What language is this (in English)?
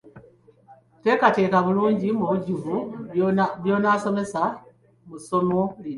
Ganda